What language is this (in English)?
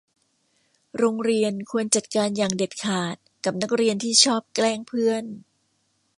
Thai